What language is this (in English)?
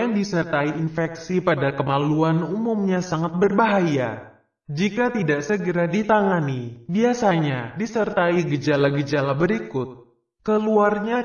Indonesian